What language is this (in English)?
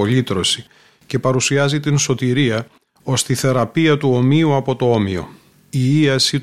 Greek